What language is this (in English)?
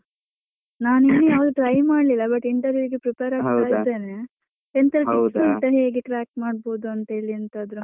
Kannada